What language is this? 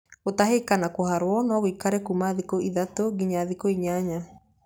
Kikuyu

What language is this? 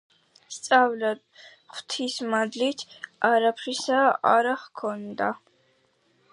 Georgian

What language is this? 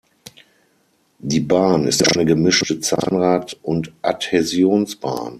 German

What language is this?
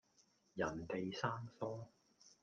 Cantonese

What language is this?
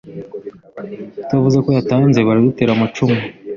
Kinyarwanda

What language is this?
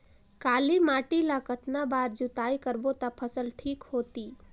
Chhattisgarhi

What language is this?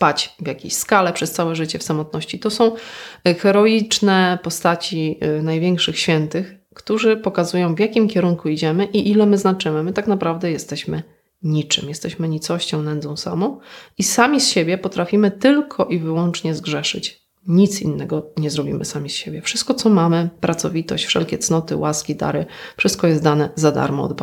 Polish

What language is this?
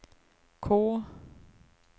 Swedish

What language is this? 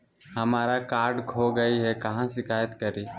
Magahi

